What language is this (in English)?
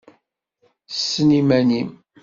Kabyle